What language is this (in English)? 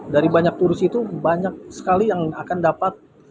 Indonesian